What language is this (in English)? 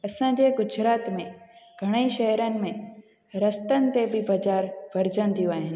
Sindhi